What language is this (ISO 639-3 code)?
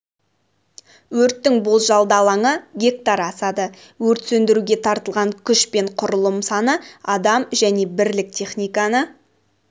kaz